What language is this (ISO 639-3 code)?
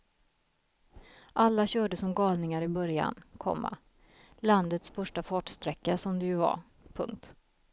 swe